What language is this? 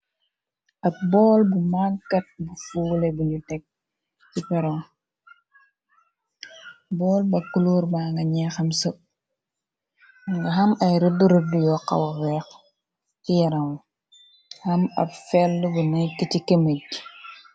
Wolof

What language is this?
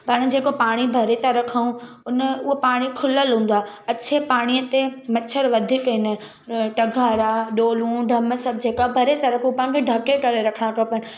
Sindhi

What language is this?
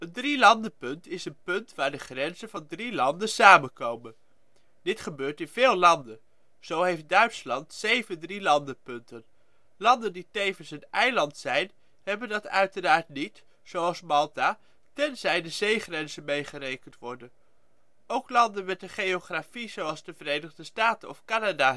Dutch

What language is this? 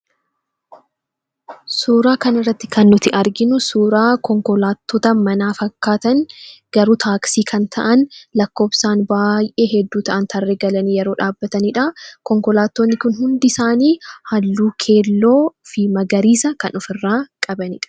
Oromo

